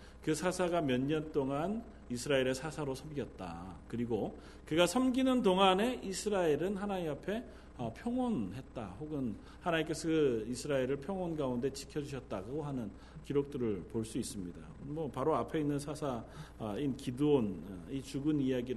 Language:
Korean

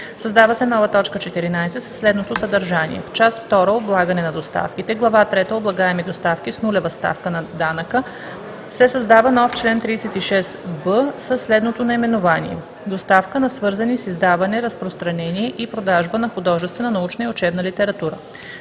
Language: Bulgarian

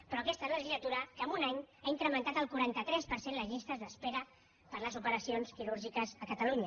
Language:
Catalan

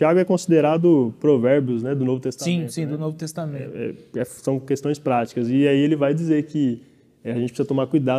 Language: Portuguese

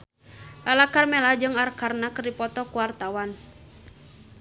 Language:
Sundanese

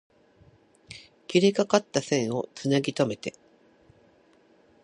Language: Japanese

